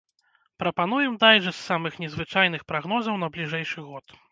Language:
Belarusian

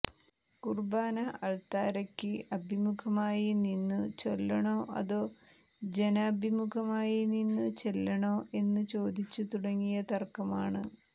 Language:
Malayalam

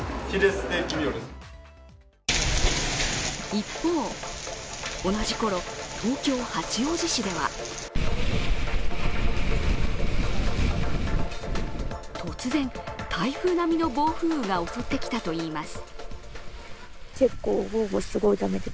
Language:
Japanese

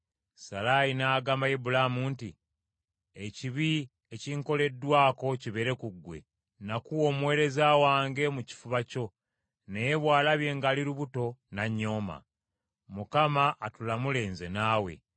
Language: Ganda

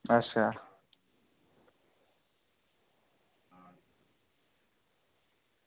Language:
Dogri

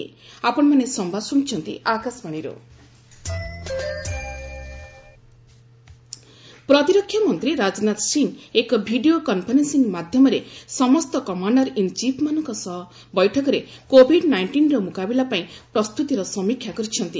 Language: Odia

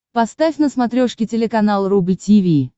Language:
Russian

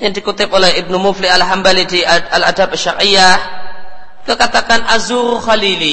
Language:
Indonesian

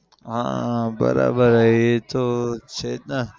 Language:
Gujarati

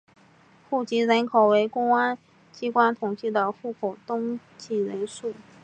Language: Chinese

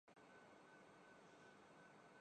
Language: Urdu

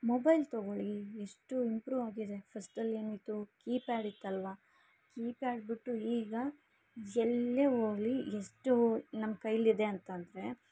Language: Kannada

